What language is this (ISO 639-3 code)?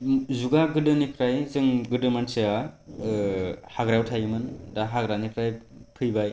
brx